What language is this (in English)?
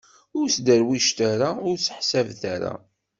Kabyle